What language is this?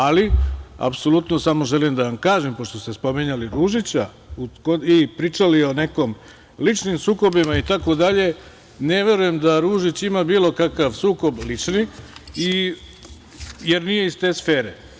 Serbian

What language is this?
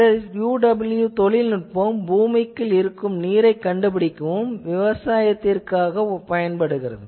Tamil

